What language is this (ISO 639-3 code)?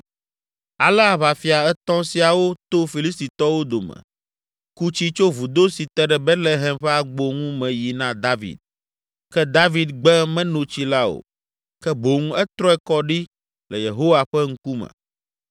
ewe